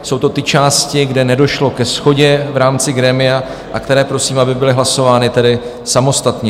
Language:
Czech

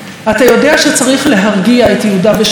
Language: Hebrew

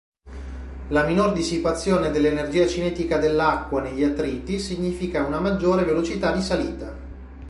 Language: Italian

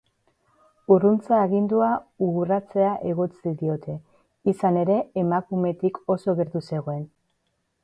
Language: Basque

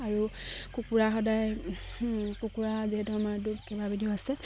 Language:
Assamese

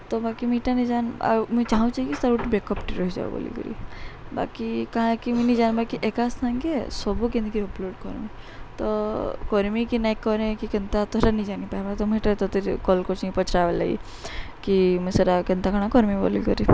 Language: Odia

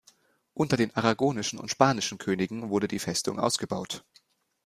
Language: German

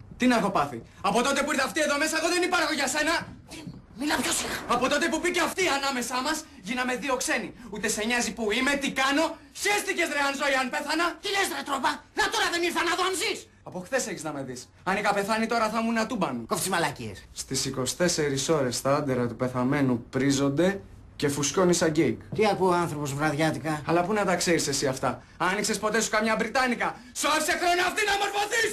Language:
Greek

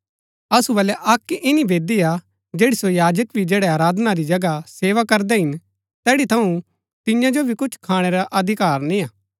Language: Gaddi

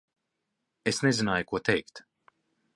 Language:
Latvian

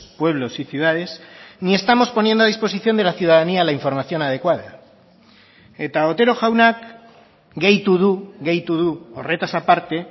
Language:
Spanish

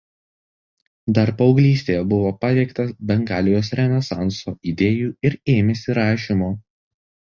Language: Lithuanian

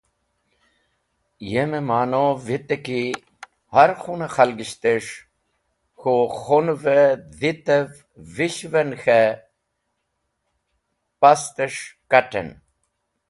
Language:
Wakhi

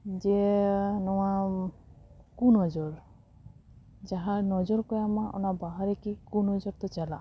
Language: Santali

